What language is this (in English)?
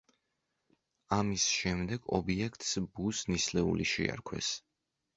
Georgian